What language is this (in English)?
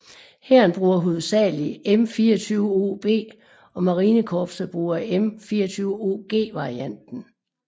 Danish